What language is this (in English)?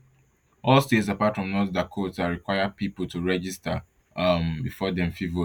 Nigerian Pidgin